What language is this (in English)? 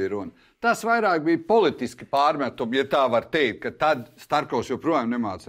Latvian